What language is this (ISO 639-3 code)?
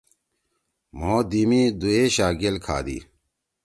trw